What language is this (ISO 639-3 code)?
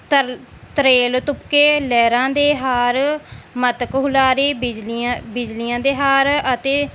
pan